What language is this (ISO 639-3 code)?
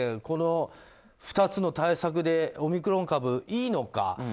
jpn